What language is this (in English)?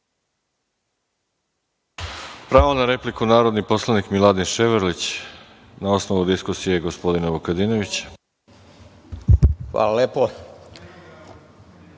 Serbian